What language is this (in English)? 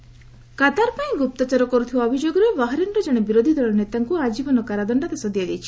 Odia